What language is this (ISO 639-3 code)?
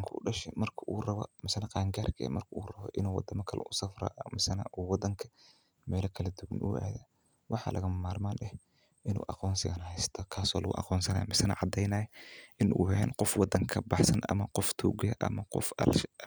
som